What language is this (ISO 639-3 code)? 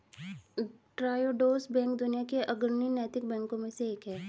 hin